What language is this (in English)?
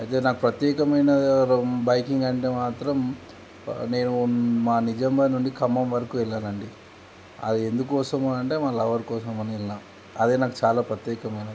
Telugu